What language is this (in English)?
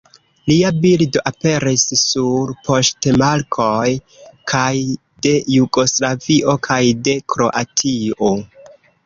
Esperanto